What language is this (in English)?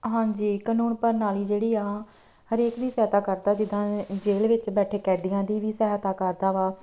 Punjabi